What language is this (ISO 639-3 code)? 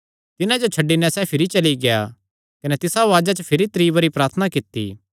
xnr